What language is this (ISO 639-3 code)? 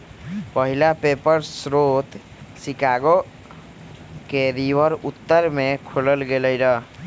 mag